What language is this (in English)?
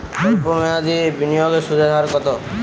Bangla